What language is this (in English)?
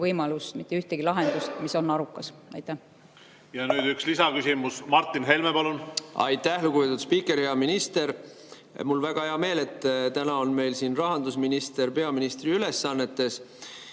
Estonian